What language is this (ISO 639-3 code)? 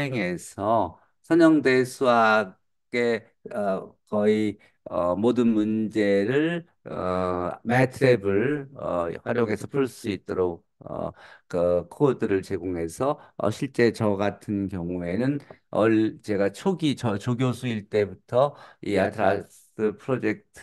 kor